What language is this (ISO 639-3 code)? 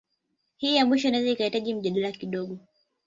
swa